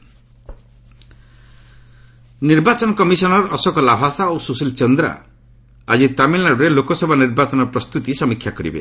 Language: Odia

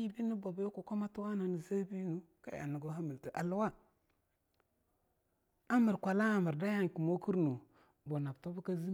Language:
Longuda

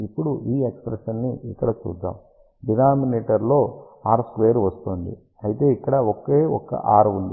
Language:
Telugu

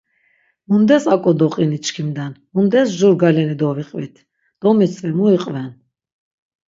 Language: Laz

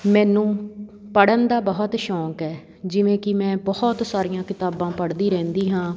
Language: Punjabi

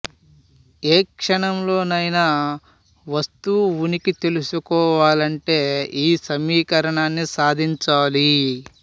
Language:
Telugu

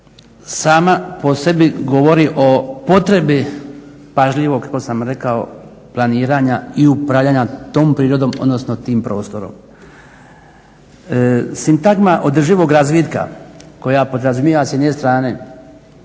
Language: Croatian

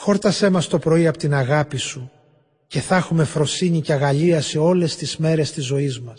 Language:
Greek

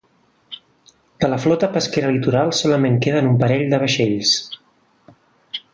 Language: Catalan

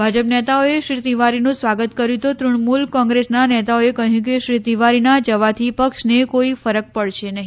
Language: Gujarati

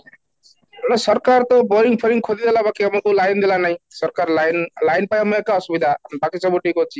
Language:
Odia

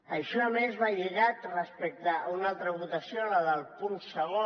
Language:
Catalan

